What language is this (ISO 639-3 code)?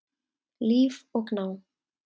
isl